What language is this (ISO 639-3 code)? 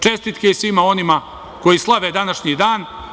srp